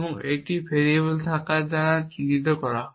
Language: Bangla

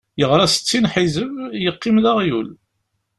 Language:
Kabyle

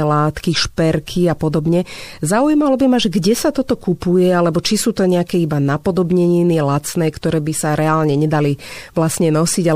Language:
Slovak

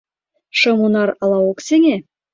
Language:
Mari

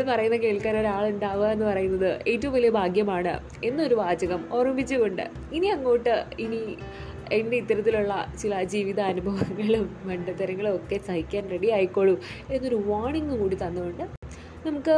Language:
Malayalam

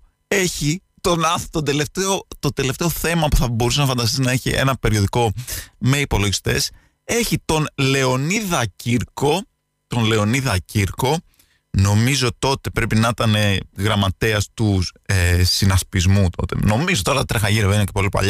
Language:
Greek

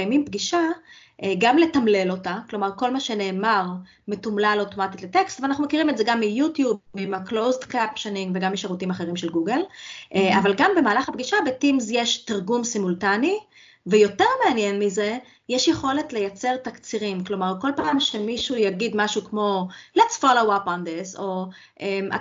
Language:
Hebrew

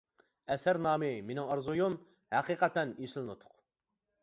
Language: Uyghur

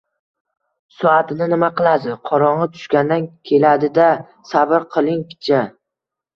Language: Uzbek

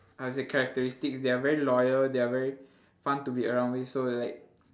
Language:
English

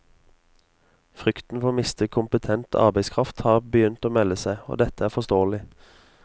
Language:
Norwegian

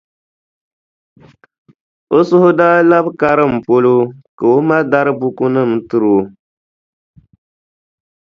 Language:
Dagbani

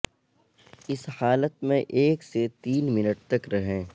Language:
Urdu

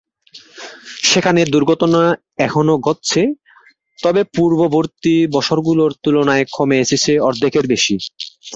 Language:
Bangla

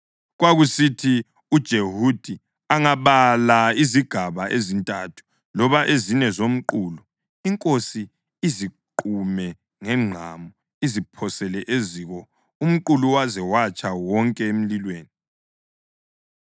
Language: North Ndebele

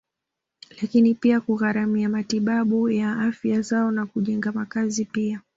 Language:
Swahili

